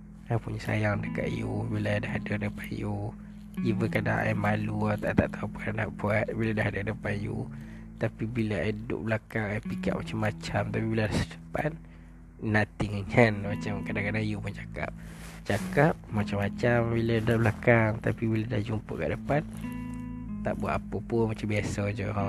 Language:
Malay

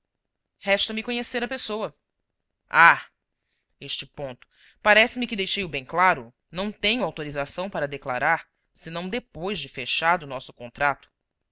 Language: Portuguese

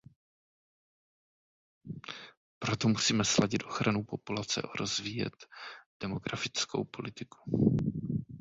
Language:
Czech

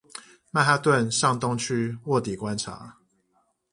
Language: Chinese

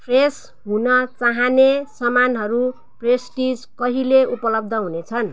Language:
Nepali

